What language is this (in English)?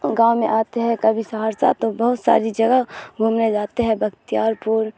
Urdu